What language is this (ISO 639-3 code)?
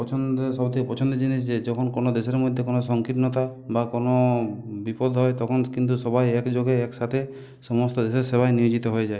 ben